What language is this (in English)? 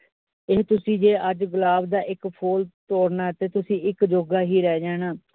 Punjabi